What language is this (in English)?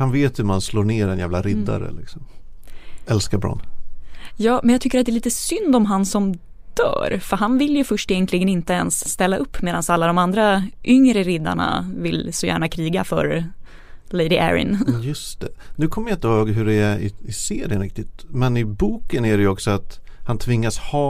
Swedish